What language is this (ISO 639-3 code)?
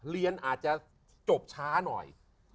tha